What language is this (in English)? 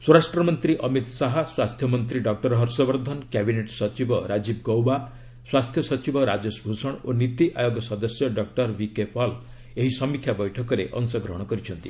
Odia